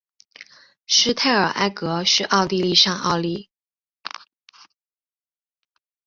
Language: Chinese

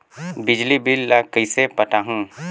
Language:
Chhattisgarhi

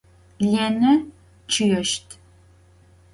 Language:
Adyghe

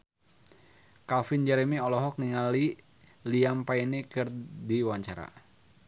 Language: Sundanese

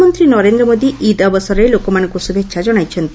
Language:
Odia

